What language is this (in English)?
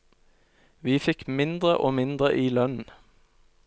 Norwegian